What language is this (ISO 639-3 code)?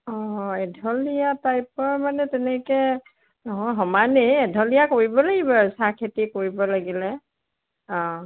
asm